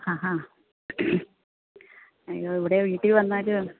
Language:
Malayalam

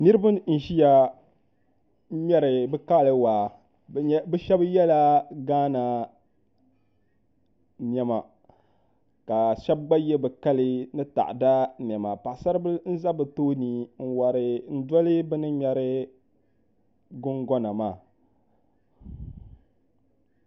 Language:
Dagbani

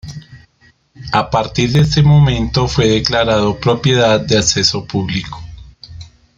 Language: Spanish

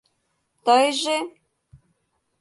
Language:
Mari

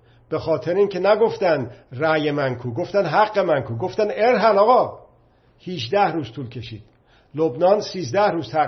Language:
Persian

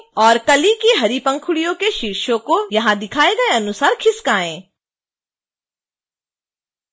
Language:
Hindi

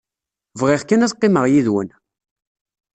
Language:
Kabyle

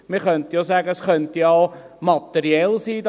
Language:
Swiss German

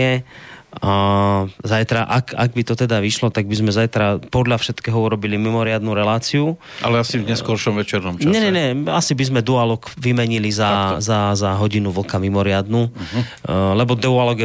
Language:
Slovak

